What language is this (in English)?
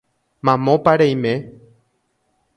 Guarani